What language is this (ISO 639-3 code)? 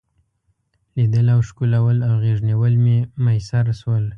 pus